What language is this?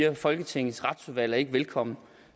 Danish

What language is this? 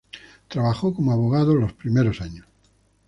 Spanish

